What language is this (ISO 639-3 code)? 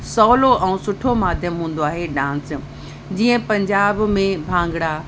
snd